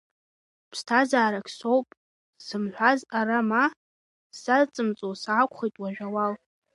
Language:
Abkhazian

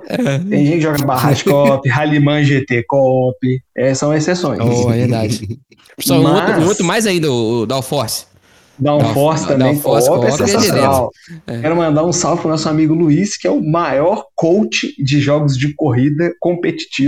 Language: Portuguese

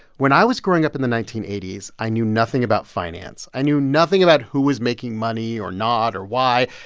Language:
English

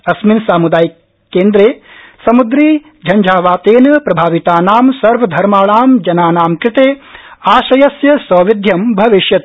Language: Sanskrit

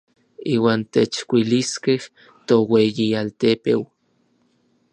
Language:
Orizaba Nahuatl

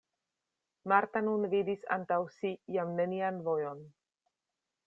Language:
Esperanto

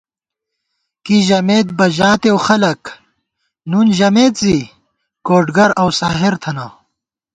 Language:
Gawar-Bati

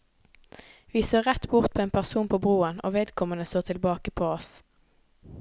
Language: Norwegian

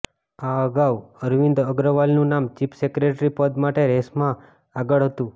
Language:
Gujarati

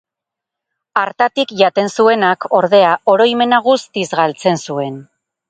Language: Basque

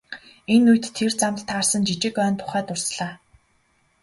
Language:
Mongolian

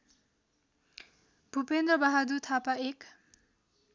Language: Nepali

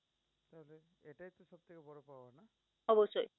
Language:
Bangla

